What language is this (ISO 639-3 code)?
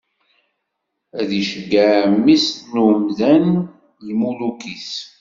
kab